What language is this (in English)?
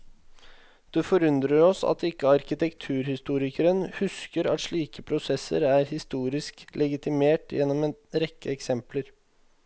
Norwegian